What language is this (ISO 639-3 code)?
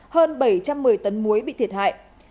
vie